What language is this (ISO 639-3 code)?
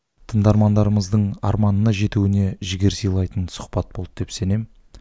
kaz